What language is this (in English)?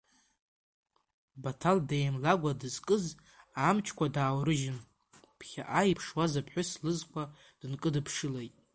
Abkhazian